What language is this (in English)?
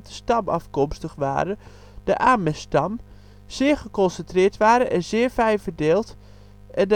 Dutch